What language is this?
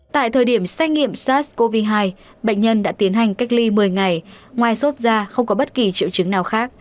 Vietnamese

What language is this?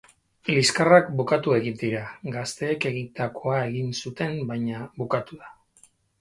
Basque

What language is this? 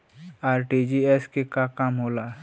Bhojpuri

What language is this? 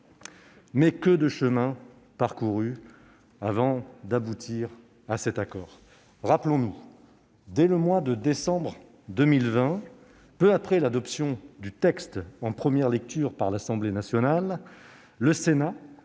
French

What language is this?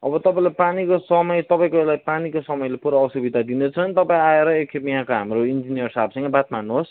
Nepali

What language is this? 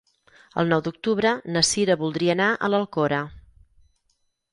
Catalan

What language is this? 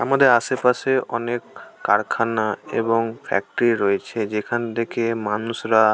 Bangla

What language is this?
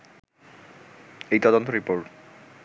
Bangla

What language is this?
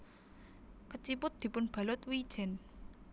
Javanese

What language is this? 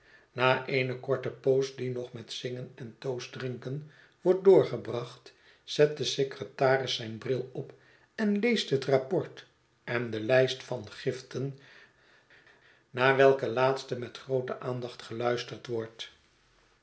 Dutch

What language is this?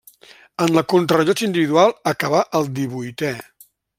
Catalan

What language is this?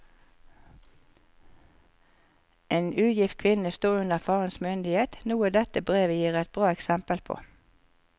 Norwegian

